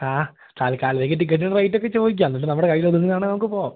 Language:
Malayalam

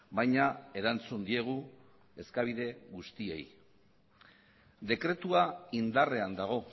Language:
Basque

